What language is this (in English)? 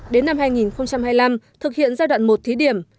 Vietnamese